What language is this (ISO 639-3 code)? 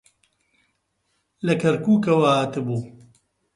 ckb